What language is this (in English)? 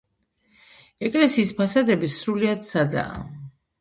Georgian